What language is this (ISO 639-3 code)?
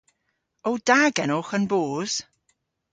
cor